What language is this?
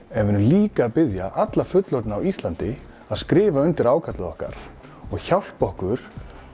Icelandic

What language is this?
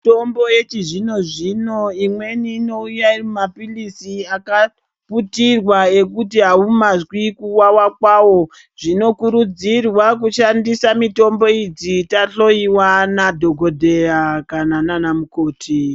Ndau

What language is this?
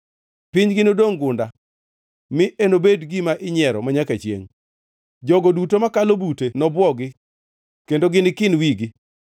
Luo (Kenya and Tanzania)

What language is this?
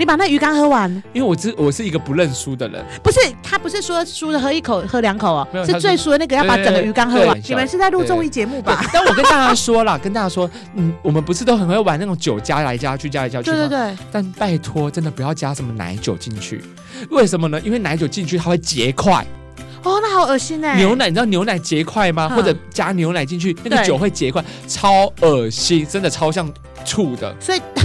Chinese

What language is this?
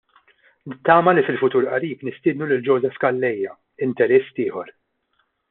Maltese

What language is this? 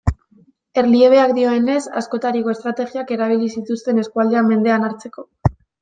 Basque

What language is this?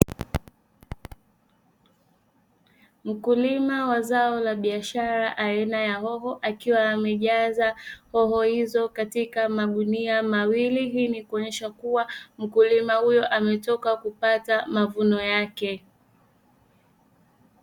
Swahili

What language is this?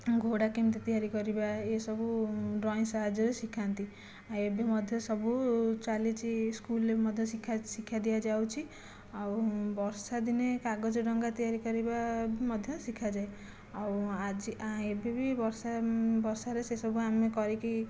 Odia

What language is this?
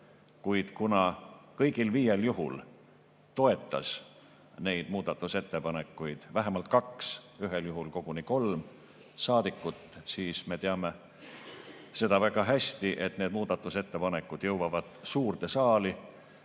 Estonian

